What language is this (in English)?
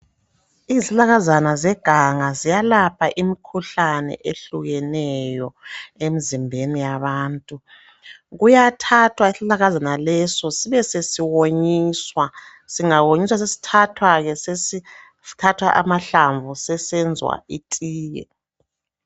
North Ndebele